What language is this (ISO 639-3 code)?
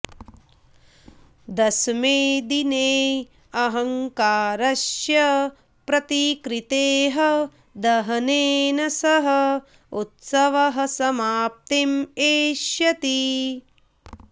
san